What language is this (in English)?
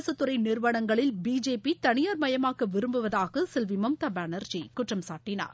Tamil